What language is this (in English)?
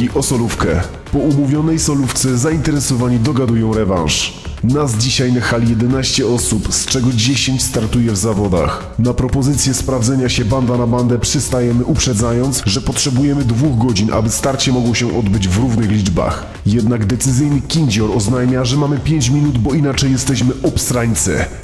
Polish